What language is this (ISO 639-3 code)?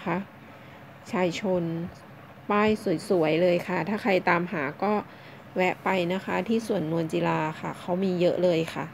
tha